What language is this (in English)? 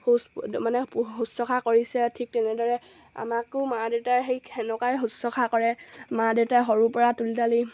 Assamese